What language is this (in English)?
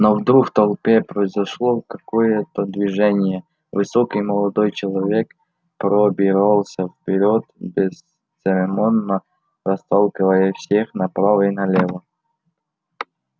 Russian